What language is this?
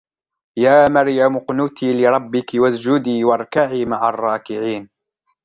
Arabic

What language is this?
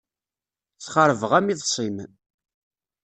Kabyle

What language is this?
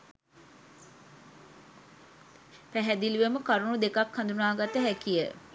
Sinhala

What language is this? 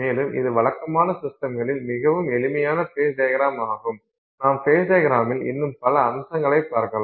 Tamil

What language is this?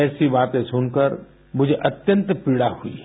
Hindi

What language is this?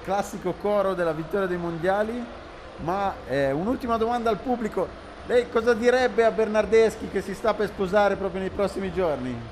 Italian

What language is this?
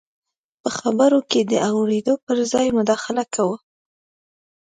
Pashto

